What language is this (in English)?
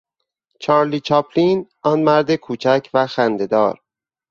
Persian